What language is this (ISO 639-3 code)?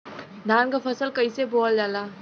bho